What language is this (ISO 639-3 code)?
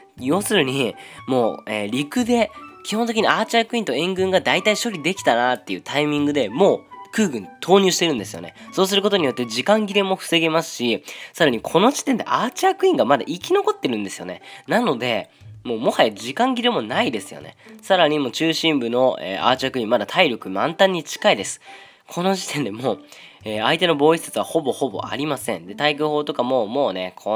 jpn